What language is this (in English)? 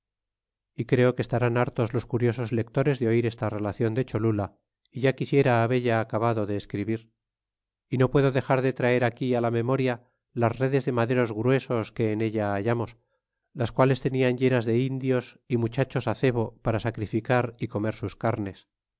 Spanish